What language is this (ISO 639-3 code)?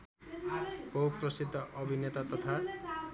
nep